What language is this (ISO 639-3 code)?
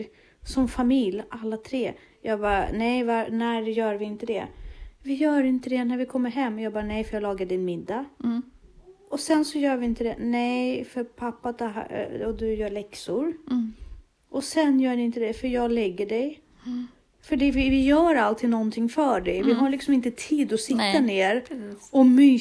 swe